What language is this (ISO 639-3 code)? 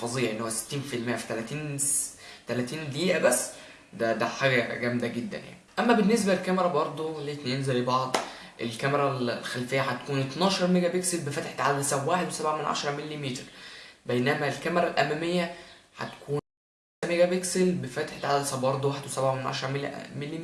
ara